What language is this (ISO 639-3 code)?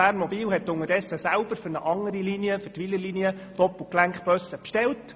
gsw